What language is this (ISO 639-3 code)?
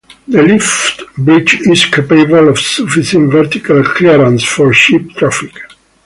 eng